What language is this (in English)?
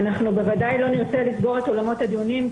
Hebrew